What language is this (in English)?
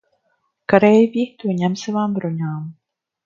Latvian